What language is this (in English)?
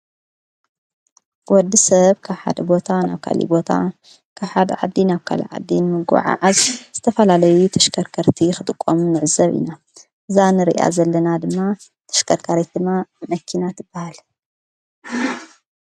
Tigrinya